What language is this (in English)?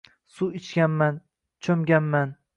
Uzbek